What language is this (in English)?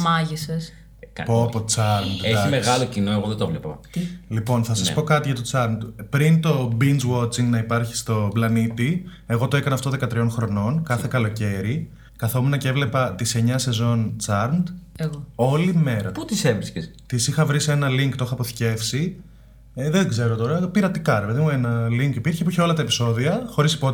Greek